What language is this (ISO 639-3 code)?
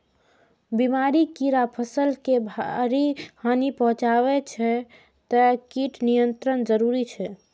mai